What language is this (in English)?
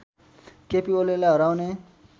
Nepali